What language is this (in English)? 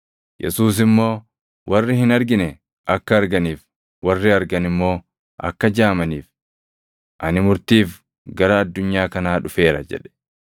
Oromo